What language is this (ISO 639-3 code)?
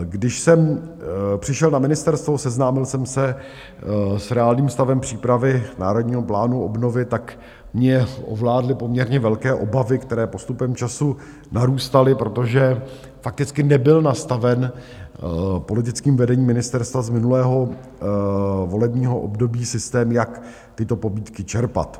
ces